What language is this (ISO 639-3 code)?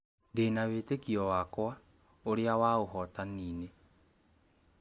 kik